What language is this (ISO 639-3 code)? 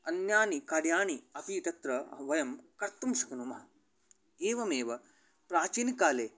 san